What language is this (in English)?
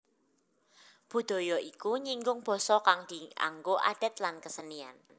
Javanese